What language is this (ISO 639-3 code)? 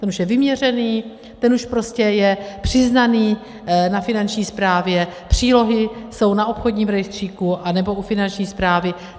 ces